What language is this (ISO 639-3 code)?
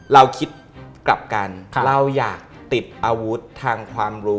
tha